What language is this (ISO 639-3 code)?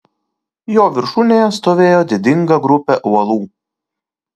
lit